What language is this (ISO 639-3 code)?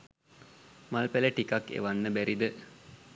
sin